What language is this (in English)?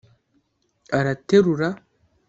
Kinyarwanda